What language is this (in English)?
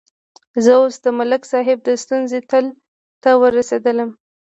Pashto